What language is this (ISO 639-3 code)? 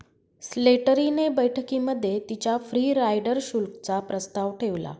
mar